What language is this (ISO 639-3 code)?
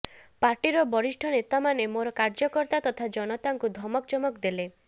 ori